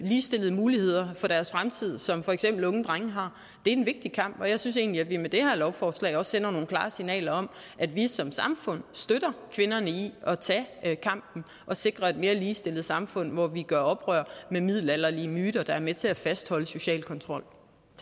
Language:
Danish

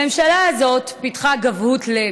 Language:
Hebrew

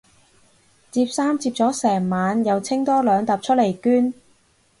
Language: Cantonese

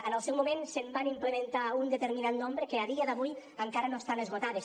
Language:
Catalan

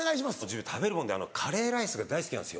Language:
Japanese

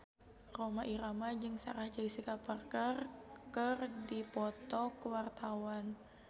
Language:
Sundanese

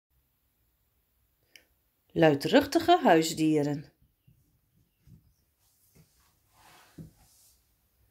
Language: Dutch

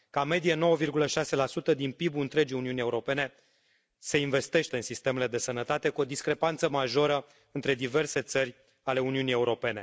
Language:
Romanian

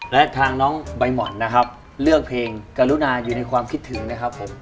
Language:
Thai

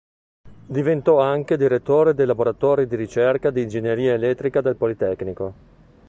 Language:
Italian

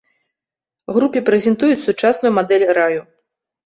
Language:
Belarusian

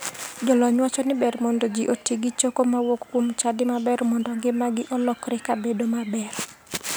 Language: Luo (Kenya and Tanzania)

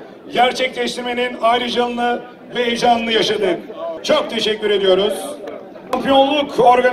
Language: Turkish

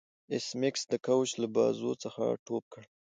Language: Pashto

